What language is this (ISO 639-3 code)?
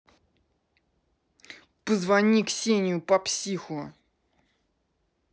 rus